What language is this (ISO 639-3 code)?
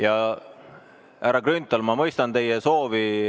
est